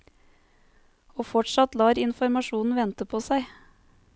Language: Norwegian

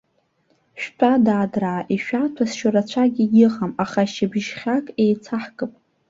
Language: Abkhazian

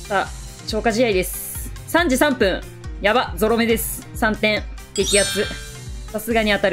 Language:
Japanese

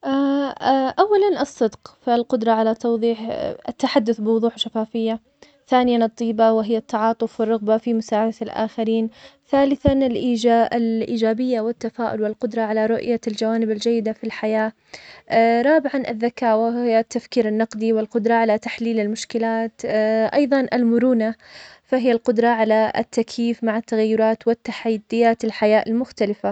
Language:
Omani Arabic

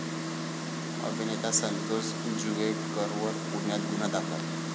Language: Marathi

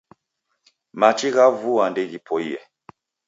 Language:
Taita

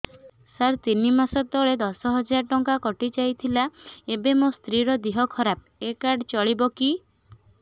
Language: Odia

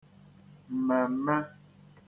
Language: Igbo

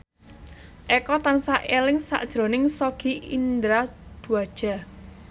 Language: Javanese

